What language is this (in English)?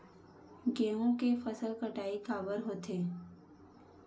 Chhattisgarhi